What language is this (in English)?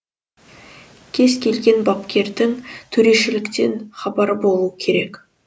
Kazakh